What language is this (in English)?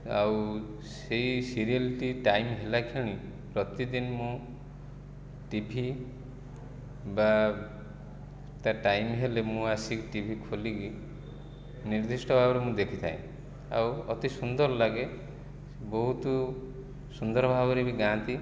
Odia